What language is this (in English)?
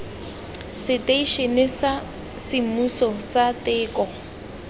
Tswana